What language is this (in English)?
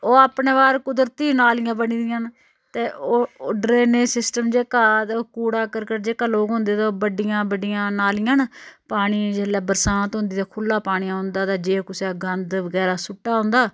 Dogri